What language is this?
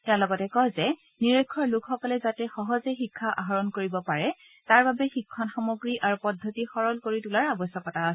Assamese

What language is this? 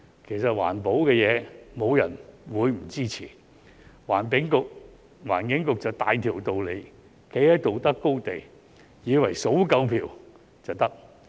Cantonese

